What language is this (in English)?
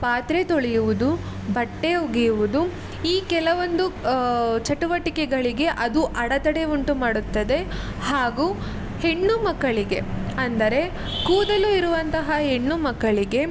Kannada